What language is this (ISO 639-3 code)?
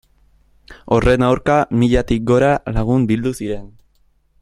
eus